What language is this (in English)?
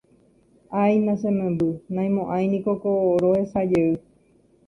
Guarani